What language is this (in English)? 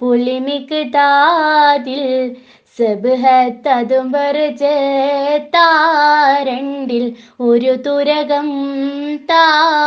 Malayalam